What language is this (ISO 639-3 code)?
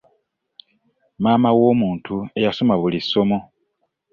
lug